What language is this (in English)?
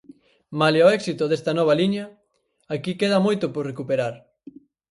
Galician